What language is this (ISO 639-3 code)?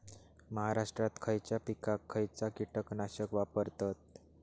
mar